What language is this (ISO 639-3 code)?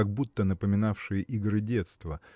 rus